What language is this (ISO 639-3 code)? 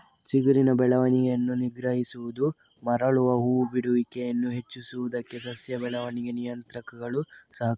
kan